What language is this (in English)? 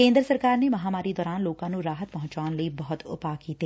Punjabi